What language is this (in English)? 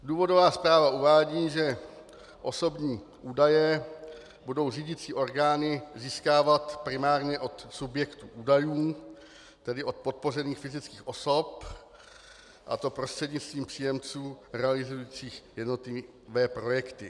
Czech